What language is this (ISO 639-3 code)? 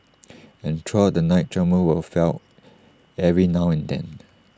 eng